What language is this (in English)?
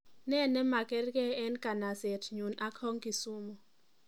Kalenjin